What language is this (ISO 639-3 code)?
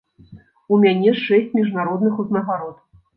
bel